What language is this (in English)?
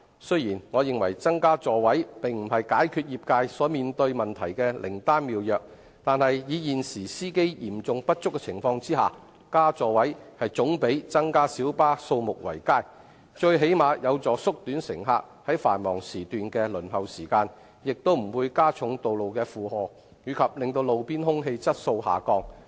Cantonese